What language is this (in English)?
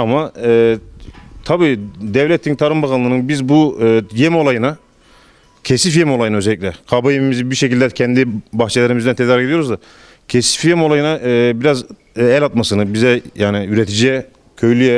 Turkish